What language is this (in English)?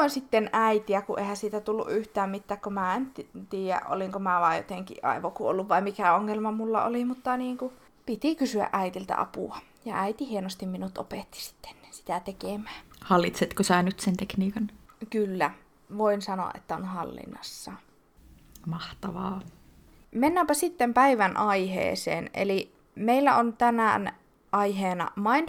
Finnish